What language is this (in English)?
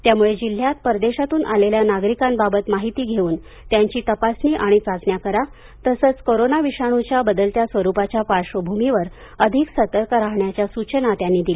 Marathi